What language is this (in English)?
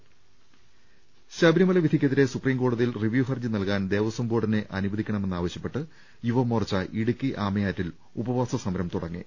Malayalam